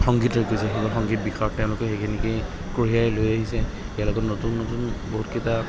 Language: Assamese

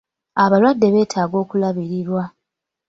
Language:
Ganda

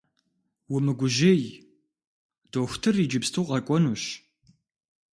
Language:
Kabardian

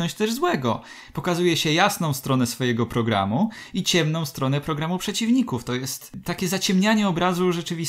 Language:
Polish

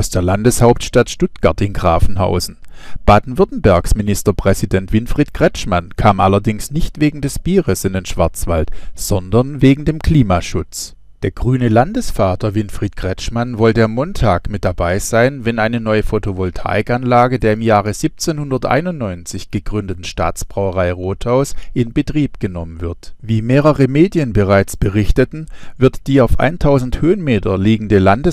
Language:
German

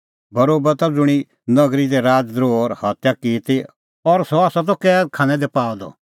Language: Kullu Pahari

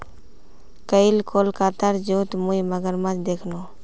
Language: Magahi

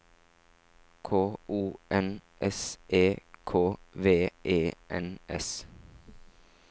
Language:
Norwegian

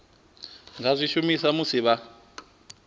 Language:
Venda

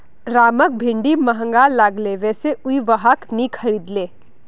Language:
Magahi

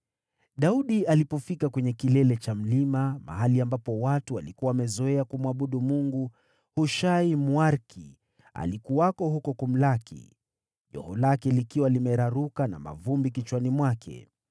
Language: Swahili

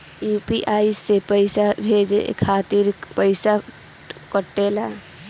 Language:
Bhojpuri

